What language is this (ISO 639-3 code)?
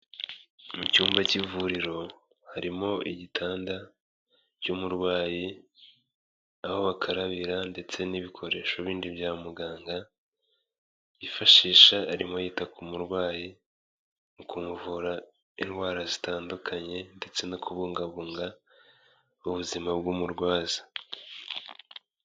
kin